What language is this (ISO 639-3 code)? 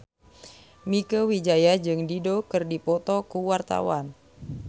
sun